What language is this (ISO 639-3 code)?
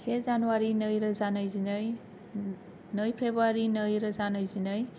brx